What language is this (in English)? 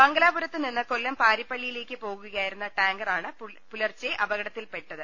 Malayalam